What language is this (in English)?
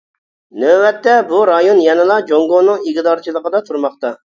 Uyghur